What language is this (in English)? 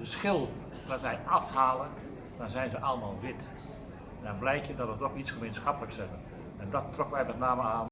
Dutch